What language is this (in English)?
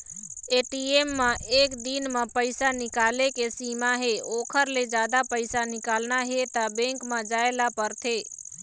Chhattisgarhi